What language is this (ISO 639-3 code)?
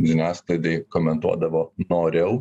lit